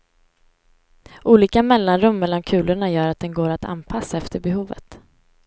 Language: Swedish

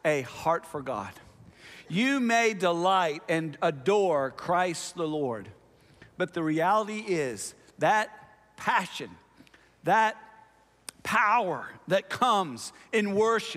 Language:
English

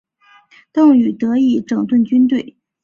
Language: Chinese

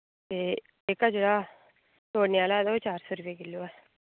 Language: Dogri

